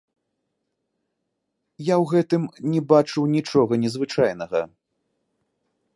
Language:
Belarusian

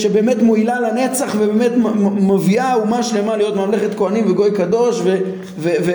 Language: Hebrew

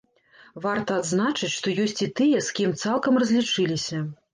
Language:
Belarusian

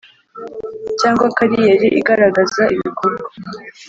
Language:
Kinyarwanda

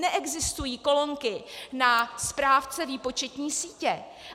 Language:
Czech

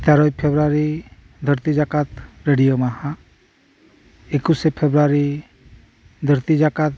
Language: Santali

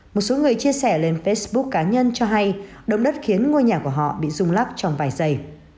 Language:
Vietnamese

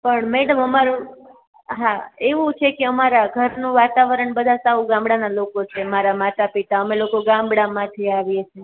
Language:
Gujarati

